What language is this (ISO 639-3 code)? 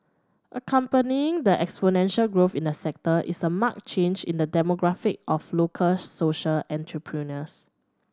eng